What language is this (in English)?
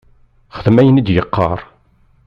Kabyle